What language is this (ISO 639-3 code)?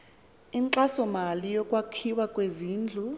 xho